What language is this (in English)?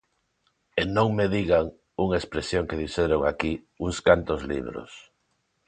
Galician